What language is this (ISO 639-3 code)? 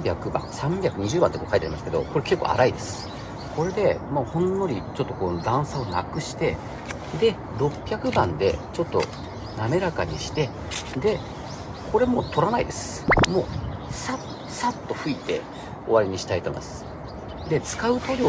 jpn